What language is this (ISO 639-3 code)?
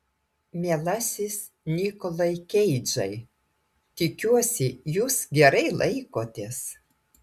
lit